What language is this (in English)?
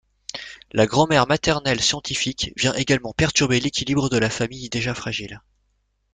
French